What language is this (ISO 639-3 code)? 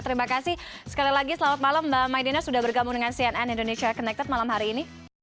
ind